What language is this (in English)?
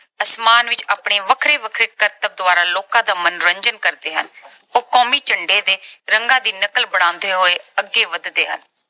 Punjabi